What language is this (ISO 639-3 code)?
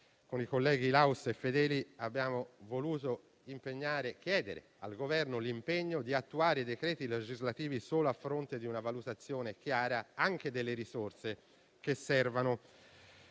ita